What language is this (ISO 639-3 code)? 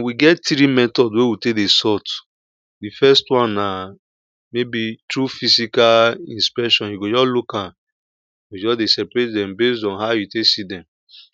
pcm